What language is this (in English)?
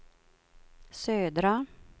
Swedish